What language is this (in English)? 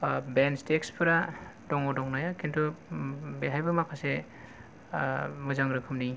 Bodo